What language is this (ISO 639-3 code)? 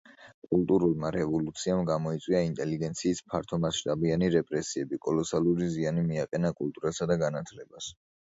kat